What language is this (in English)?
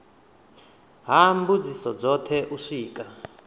Venda